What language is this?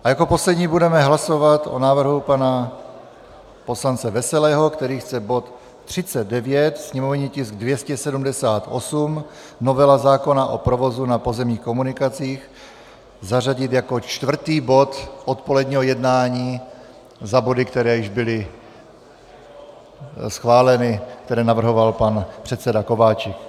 Czech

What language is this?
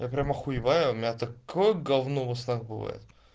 Russian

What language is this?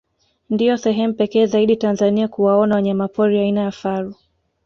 Swahili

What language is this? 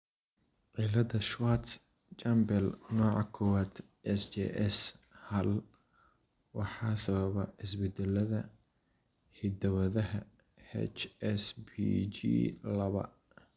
Somali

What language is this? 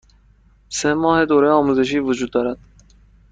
Persian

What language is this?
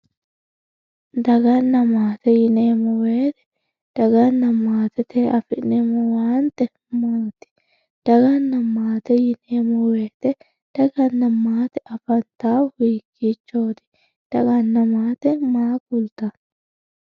Sidamo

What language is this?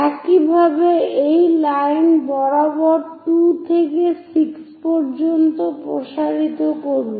Bangla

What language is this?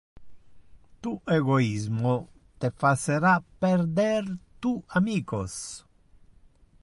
Interlingua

